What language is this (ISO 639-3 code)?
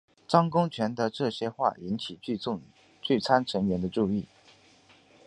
zho